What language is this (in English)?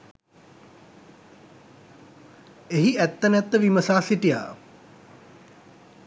Sinhala